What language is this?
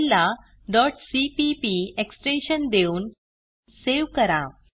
Marathi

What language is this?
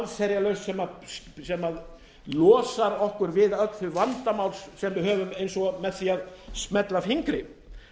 Icelandic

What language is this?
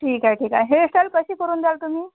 Marathi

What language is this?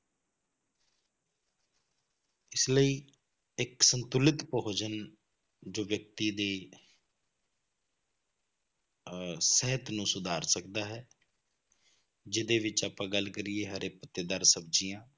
Punjabi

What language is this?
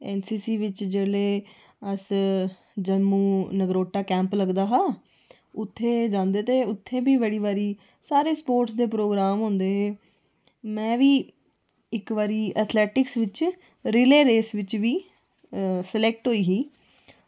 Dogri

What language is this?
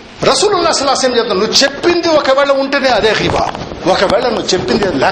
Telugu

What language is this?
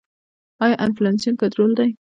Pashto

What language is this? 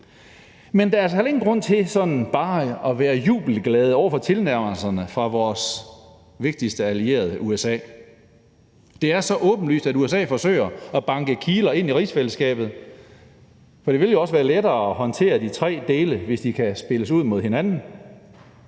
Danish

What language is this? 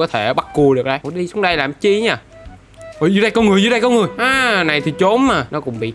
Vietnamese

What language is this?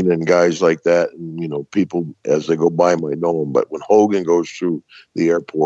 English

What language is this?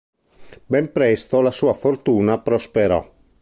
Italian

